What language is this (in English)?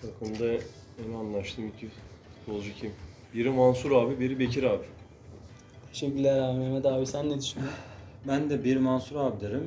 Turkish